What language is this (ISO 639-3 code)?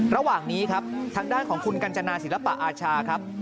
tha